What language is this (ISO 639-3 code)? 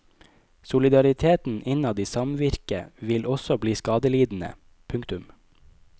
nor